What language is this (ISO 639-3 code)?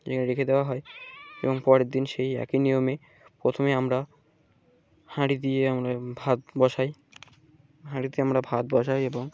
ben